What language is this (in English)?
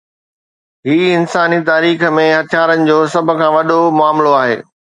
Sindhi